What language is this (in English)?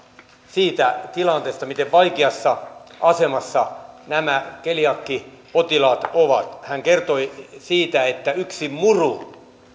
Finnish